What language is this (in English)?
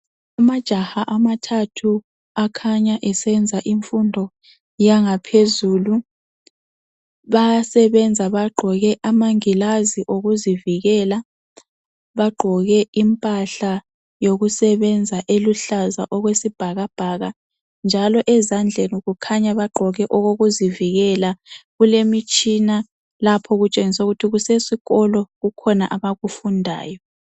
North Ndebele